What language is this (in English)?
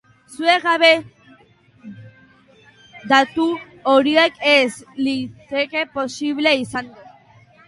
Basque